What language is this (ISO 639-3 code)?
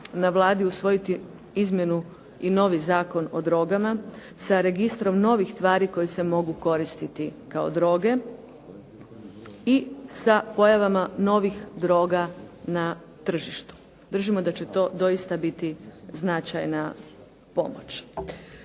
hrv